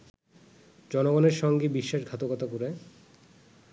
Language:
Bangla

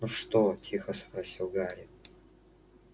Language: Russian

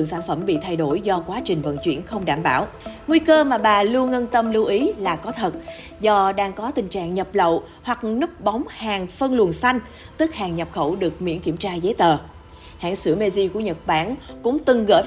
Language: Vietnamese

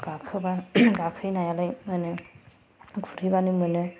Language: Bodo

